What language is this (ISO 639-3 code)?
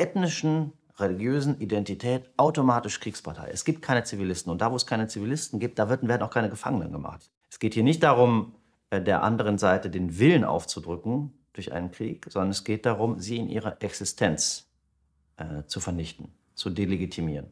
deu